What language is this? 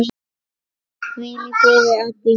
Icelandic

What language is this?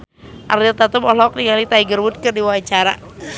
Sundanese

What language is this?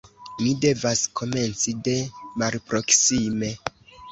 Esperanto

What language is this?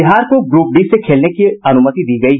Hindi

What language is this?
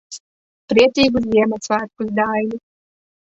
Latvian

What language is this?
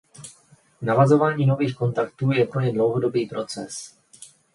Czech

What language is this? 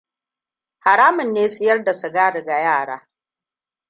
Hausa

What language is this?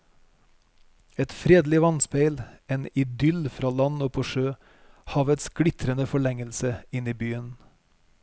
Norwegian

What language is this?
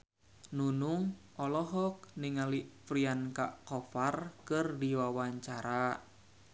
Sundanese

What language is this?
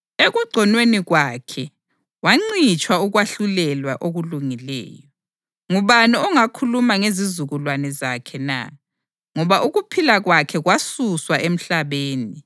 North Ndebele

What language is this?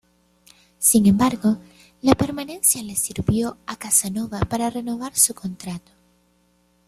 Spanish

